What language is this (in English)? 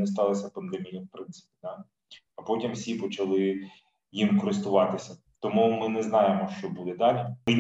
Ukrainian